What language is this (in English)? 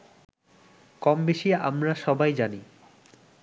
Bangla